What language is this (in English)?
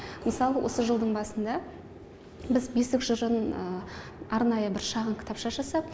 Kazakh